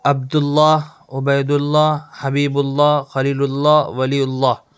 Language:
Urdu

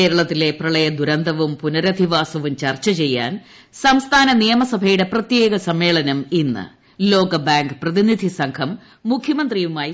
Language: Malayalam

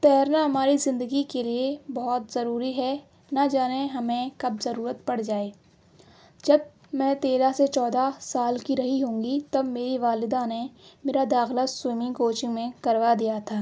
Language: Urdu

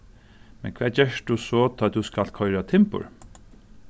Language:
Faroese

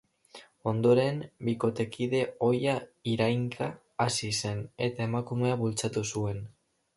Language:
Basque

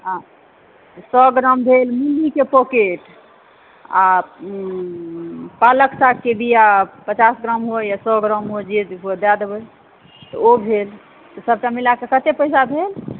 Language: Maithili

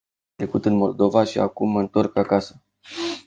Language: Romanian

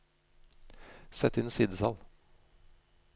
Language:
Norwegian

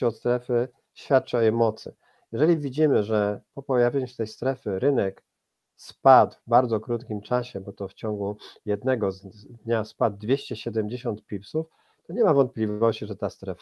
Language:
Polish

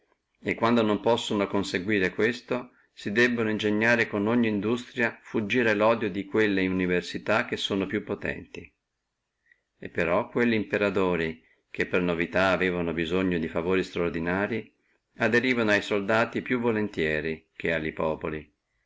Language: Italian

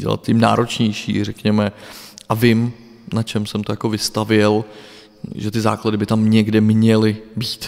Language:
Czech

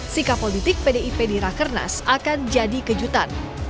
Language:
Indonesian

